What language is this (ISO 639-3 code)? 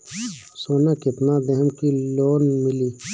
bho